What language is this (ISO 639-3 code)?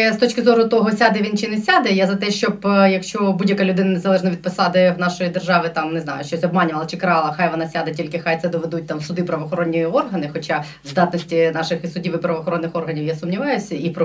ukr